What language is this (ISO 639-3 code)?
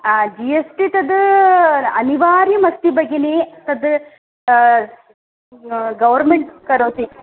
san